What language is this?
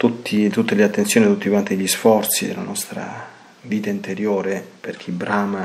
Italian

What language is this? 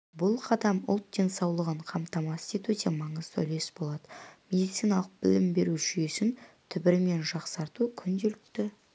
Kazakh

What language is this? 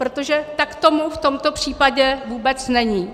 Czech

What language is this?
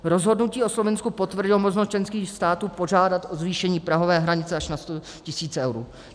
Czech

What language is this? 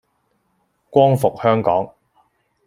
Cantonese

